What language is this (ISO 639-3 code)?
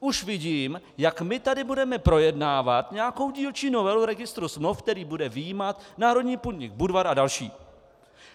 ces